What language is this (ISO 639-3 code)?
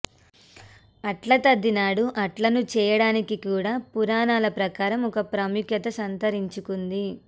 tel